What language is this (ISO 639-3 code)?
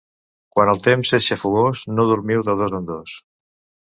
cat